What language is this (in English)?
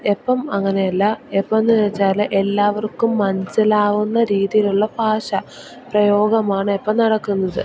Malayalam